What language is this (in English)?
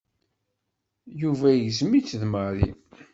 Kabyle